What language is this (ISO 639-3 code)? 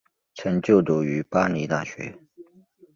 zho